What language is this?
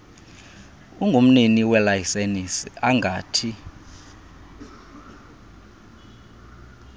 Xhosa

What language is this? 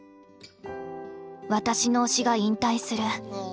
Japanese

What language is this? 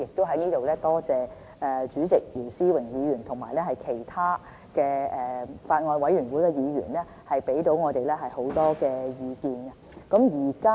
Cantonese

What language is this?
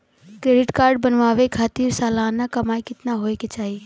Bhojpuri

